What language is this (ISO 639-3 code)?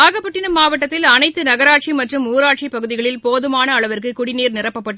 tam